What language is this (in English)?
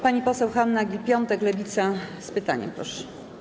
Polish